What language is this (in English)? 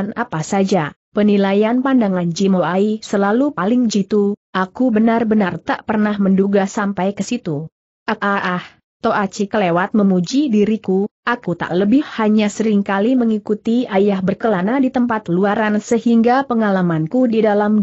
Indonesian